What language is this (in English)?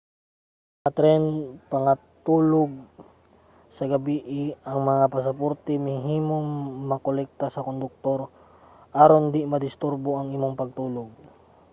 Cebuano